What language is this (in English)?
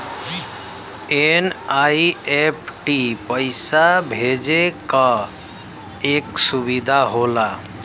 Bhojpuri